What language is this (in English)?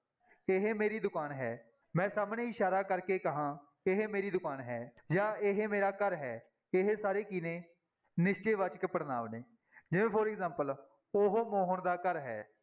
Punjabi